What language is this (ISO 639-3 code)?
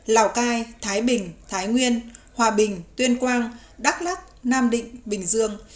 vie